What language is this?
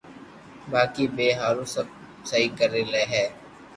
Loarki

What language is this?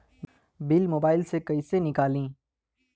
Bhojpuri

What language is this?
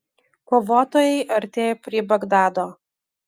Lithuanian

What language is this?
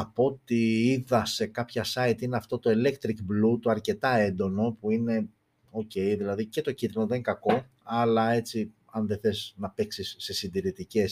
Greek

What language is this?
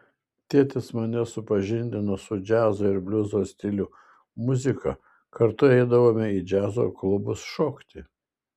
Lithuanian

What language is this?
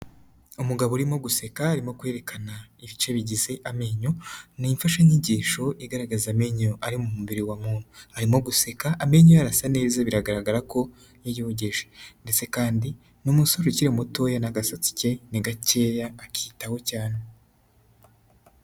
Kinyarwanda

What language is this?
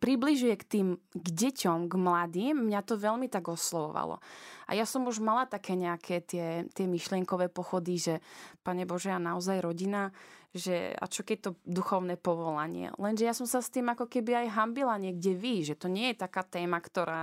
Slovak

